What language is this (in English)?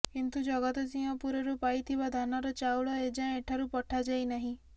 Odia